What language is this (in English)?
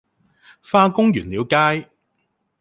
Cantonese